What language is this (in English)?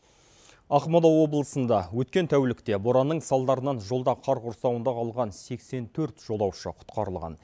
Kazakh